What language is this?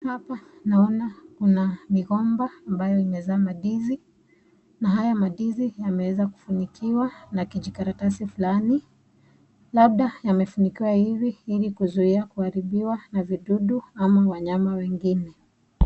Swahili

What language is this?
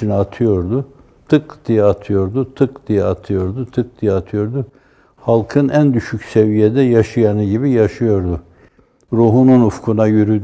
Turkish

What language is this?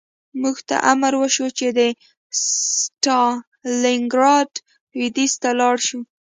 Pashto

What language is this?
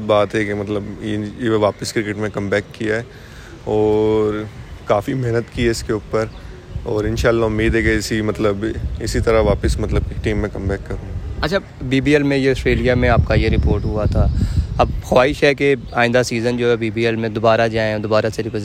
Urdu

